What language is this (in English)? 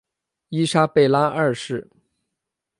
Chinese